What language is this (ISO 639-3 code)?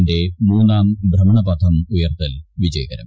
mal